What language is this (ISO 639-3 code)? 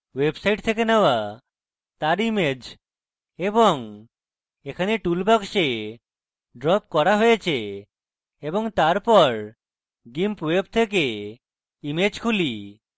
ben